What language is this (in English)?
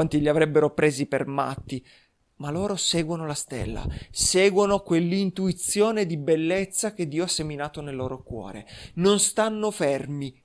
Italian